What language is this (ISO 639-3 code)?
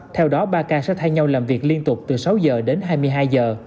vie